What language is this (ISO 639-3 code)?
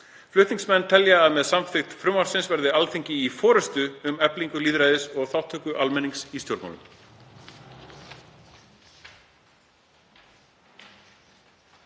isl